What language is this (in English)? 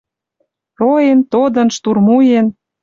Western Mari